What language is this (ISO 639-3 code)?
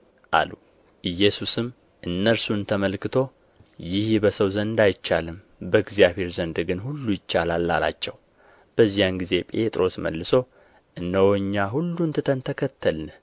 amh